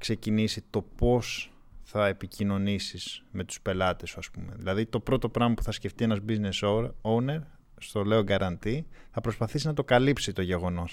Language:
Greek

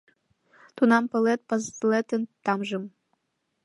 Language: Mari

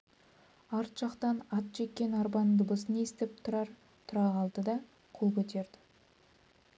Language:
Kazakh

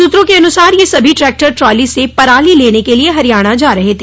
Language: Hindi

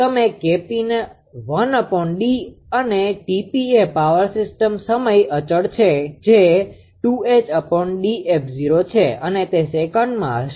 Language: Gujarati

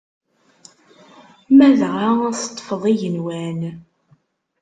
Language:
Kabyle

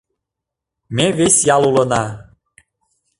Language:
Mari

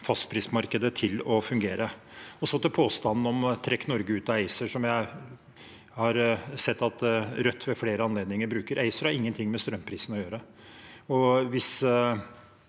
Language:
Norwegian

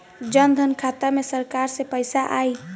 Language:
Bhojpuri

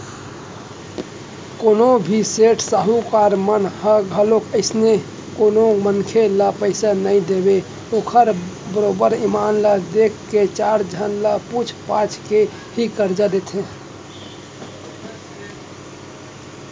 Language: Chhattisgarhi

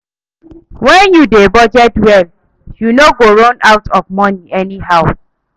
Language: Nigerian Pidgin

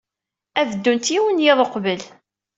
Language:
Kabyle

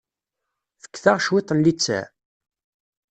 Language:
Kabyle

